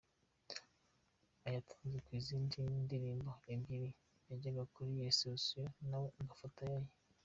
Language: Kinyarwanda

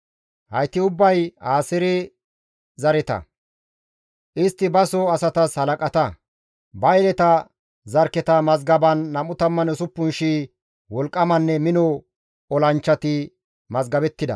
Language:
Gamo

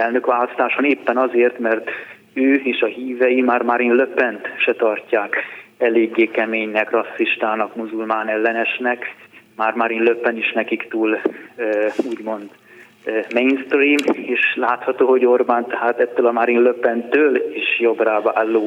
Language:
Hungarian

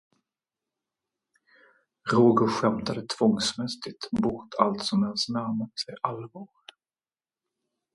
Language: Swedish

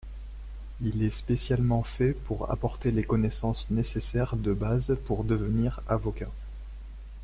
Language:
French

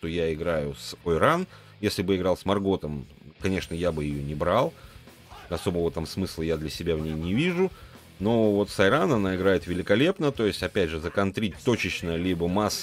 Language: Russian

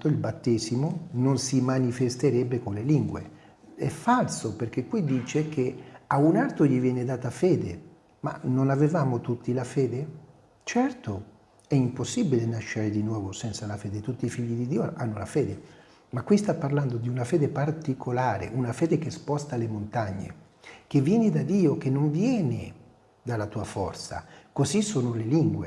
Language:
Italian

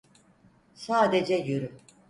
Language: Turkish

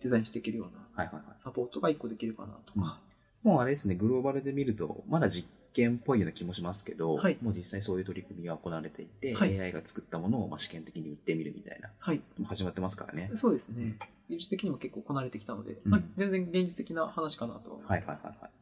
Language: Japanese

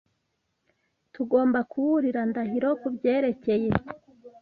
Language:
Kinyarwanda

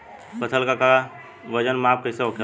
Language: Bhojpuri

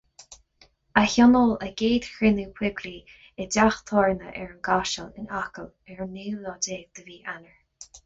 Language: Irish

